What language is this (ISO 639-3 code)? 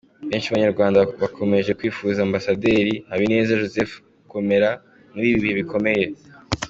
kin